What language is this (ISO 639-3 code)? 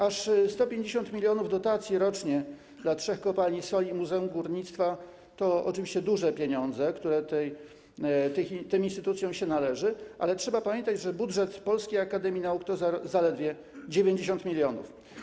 pol